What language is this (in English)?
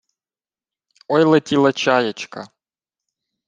Ukrainian